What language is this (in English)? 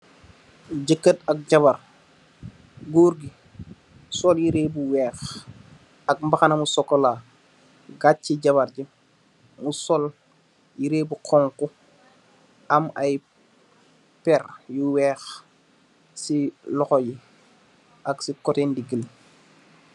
Wolof